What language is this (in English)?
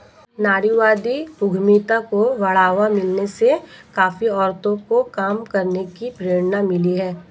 Hindi